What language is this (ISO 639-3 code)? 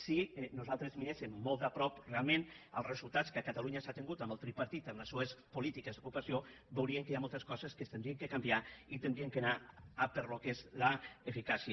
cat